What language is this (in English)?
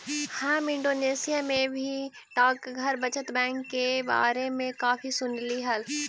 Magahi